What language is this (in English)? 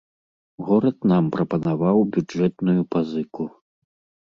Belarusian